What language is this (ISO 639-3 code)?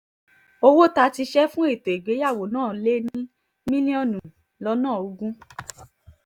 yor